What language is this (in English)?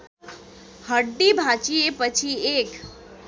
Nepali